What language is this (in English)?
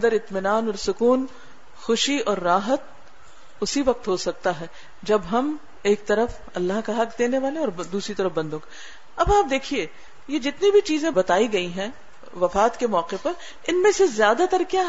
Urdu